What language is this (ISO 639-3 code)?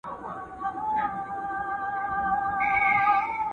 pus